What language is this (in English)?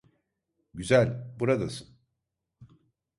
Turkish